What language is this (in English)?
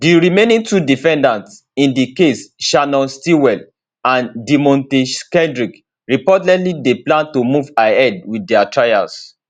Nigerian Pidgin